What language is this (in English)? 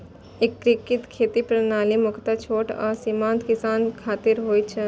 Maithili